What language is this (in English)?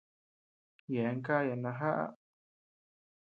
Tepeuxila Cuicatec